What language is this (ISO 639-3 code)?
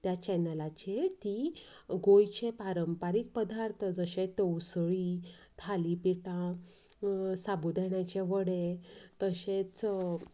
kok